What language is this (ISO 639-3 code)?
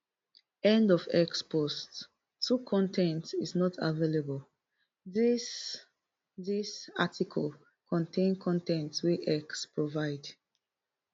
pcm